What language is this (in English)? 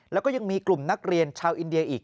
Thai